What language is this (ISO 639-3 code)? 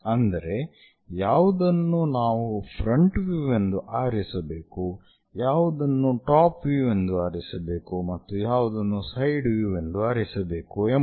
kan